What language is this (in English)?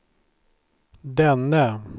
Swedish